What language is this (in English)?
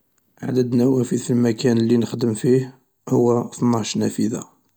Algerian Arabic